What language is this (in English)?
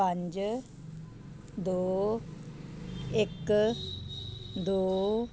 Punjabi